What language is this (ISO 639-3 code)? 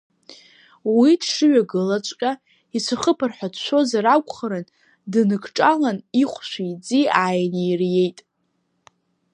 abk